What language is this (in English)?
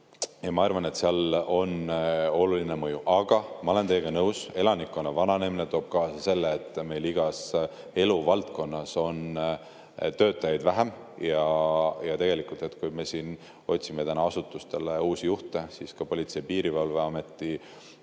Estonian